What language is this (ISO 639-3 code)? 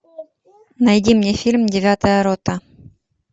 rus